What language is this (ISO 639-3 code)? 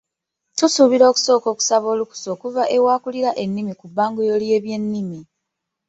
lug